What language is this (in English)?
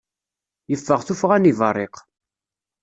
Kabyle